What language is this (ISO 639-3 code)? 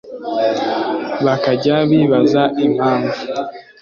kin